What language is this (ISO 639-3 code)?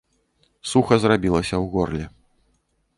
bel